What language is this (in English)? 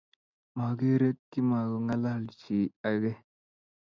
Kalenjin